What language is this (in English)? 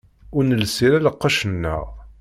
Kabyle